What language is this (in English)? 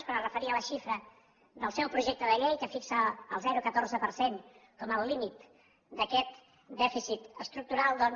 Catalan